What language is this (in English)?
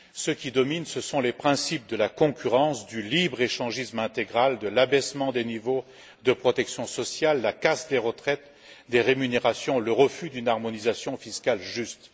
French